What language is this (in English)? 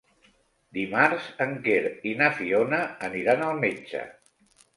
Catalan